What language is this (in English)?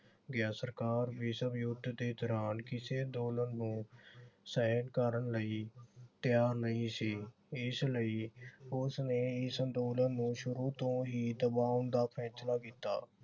Punjabi